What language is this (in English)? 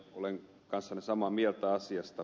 Finnish